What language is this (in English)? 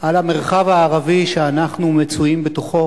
Hebrew